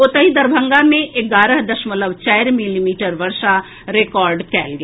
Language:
Maithili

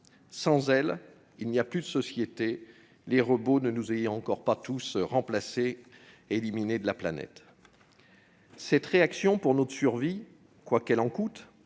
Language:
French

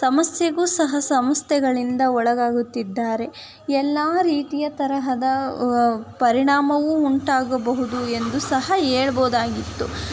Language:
Kannada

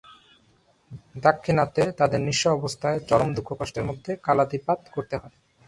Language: Bangla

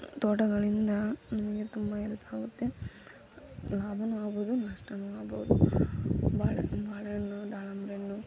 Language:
Kannada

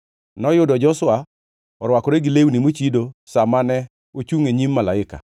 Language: Luo (Kenya and Tanzania)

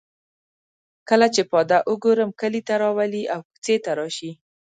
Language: Pashto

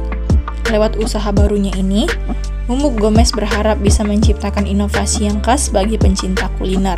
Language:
Indonesian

